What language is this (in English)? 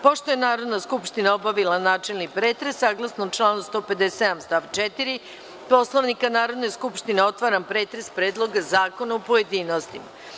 Serbian